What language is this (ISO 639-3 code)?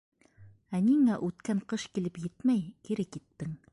bak